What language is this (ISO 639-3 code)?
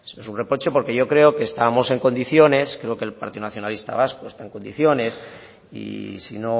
spa